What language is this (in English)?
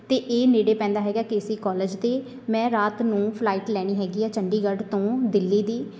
Punjabi